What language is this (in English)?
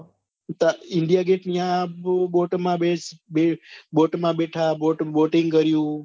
Gujarati